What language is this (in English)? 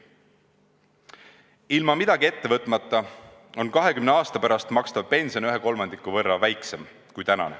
Estonian